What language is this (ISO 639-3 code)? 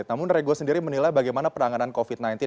ind